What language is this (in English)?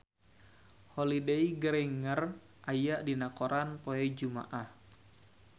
Sundanese